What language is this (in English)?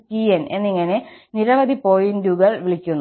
Malayalam